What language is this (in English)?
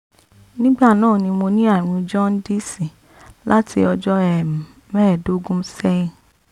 Yoruba